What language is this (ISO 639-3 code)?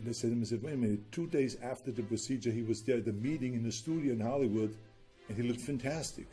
eng